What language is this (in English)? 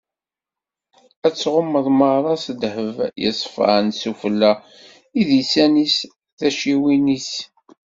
Kabyle